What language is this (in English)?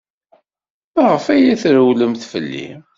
Kabyle